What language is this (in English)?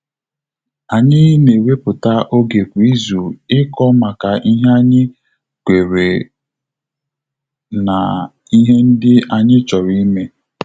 Igbo